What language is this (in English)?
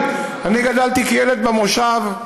Hebrew